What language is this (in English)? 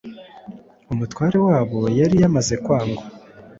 Kinyarwanda